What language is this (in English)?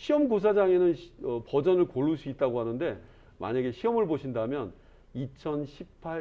Korean